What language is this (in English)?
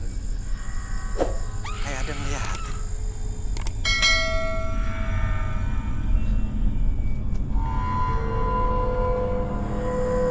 Indonesian